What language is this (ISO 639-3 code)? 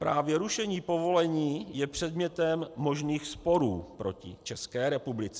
ces